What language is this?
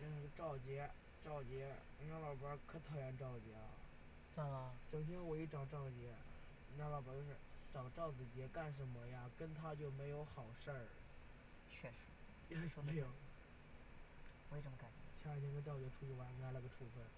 Chinese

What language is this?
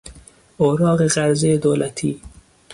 Persian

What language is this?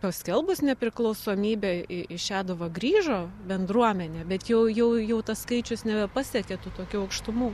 Lithuanian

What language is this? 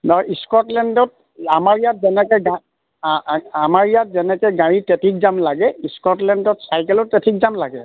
Assamese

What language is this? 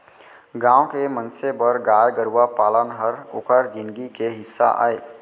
Chhattisgarhi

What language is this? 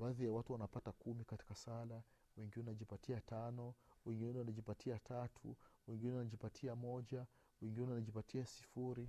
Swahili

